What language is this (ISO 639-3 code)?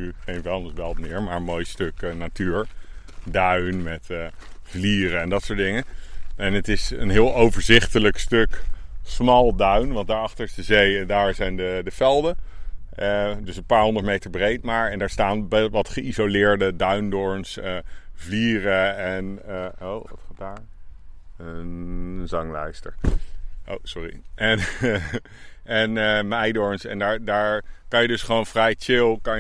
nld